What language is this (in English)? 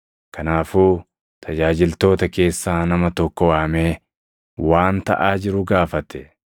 Oromo